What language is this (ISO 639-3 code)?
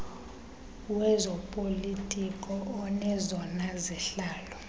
xho